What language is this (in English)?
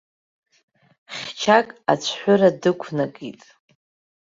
Abkhazian